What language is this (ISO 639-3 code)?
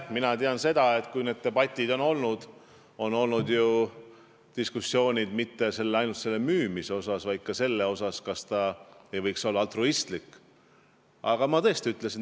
est